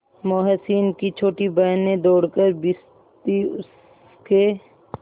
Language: Hindi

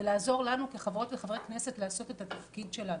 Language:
Hebrew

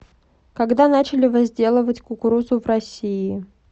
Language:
Russian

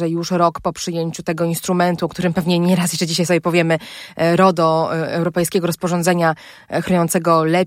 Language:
Polish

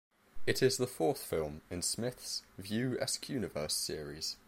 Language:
English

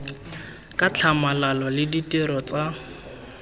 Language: Tswana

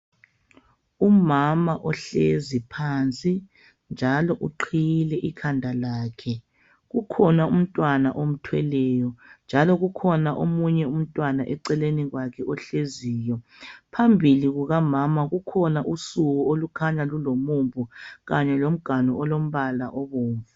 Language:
North Ndebele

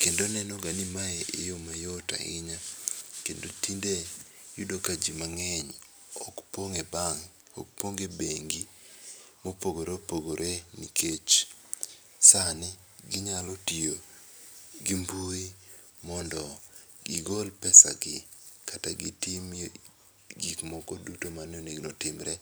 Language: Luo (Kenya and Tanzania)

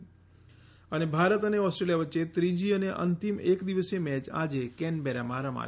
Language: Gujarati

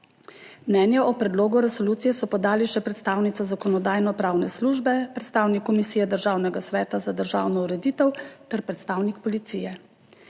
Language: Slovenian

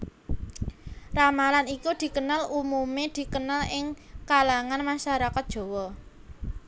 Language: Javanese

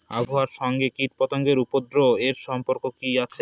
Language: Bangla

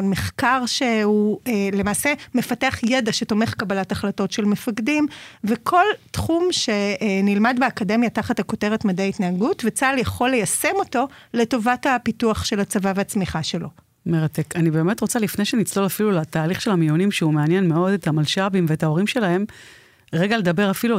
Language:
Hebrew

